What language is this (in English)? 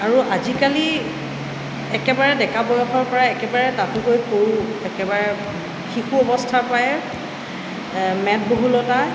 Assamese